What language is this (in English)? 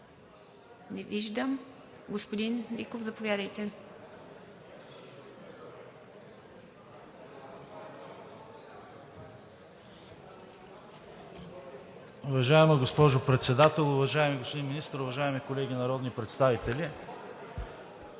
Bulgarian